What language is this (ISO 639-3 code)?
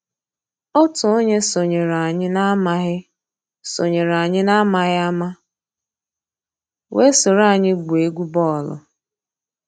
ibo